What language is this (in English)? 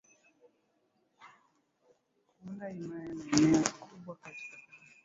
Swahili